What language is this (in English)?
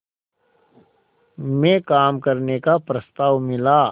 Hindi